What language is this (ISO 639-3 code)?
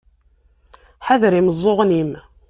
kab